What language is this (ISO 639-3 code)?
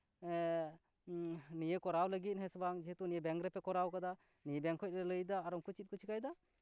sat